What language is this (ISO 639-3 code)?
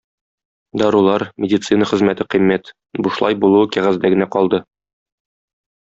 tat